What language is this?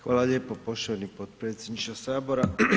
Croatian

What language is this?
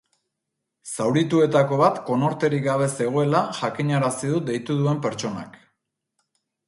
Basque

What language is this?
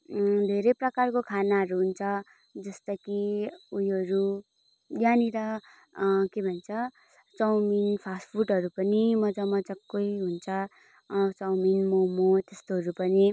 Nepali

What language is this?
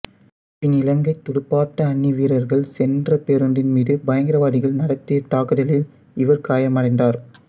Tamil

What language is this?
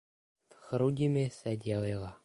Czech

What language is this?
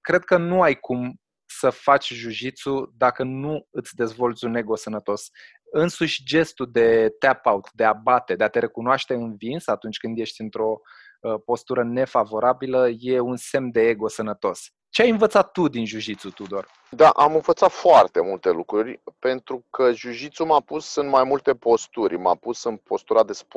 Romanian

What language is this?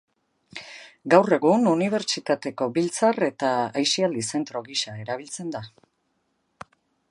Basque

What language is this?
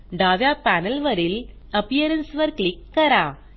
Marathi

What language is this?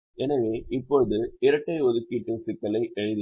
Tamil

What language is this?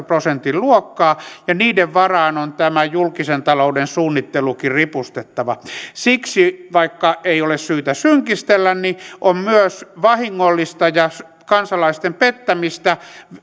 Finnish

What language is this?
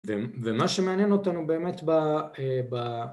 Hebrew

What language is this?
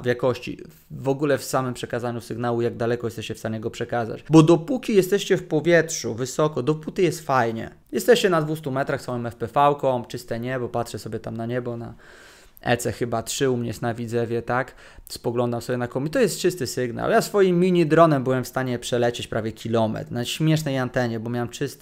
Polish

